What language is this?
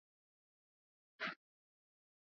Swahili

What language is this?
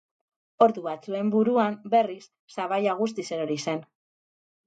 Basque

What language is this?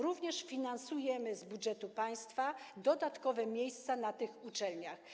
Polish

